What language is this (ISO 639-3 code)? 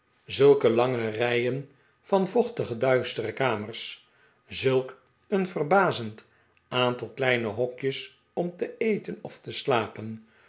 nld